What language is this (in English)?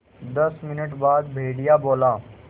Hindi